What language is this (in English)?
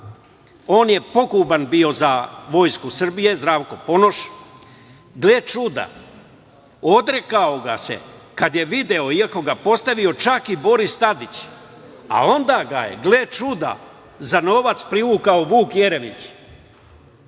Serbian